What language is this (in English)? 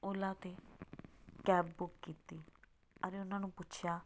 Punjabi